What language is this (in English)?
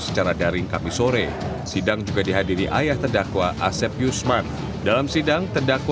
Indonesian